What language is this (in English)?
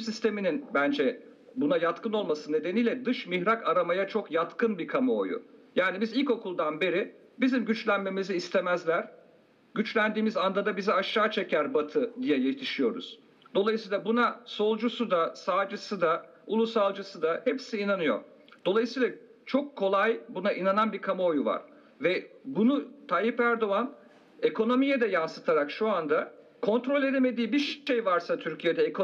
Turkish